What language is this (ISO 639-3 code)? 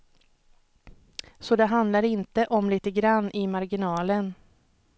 swe